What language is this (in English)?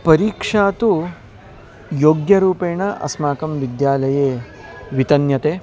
Sanskrit